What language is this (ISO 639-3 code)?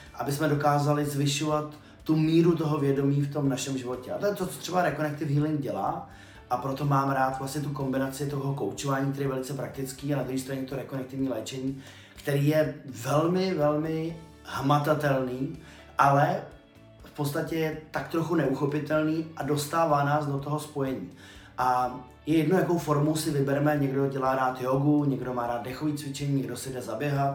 ces